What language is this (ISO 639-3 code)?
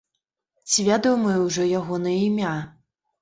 bel